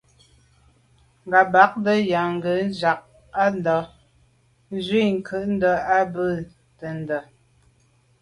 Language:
Medumba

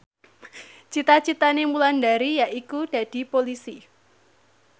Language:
Javanese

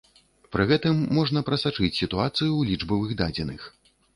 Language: Belarusian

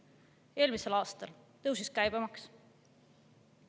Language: Estonian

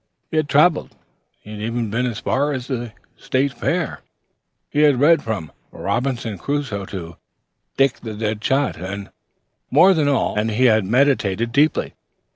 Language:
English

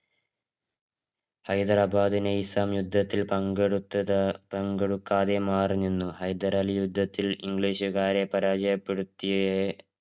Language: Malayalam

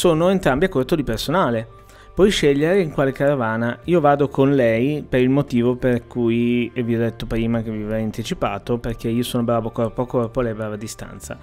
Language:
Italian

